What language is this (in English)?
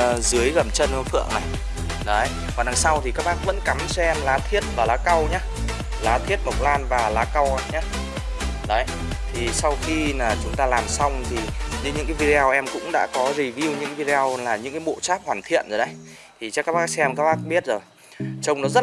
Vietnamese